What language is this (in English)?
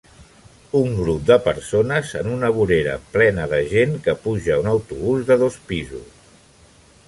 Catalan